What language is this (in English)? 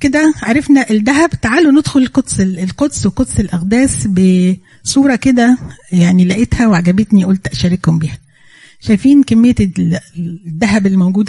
Arabic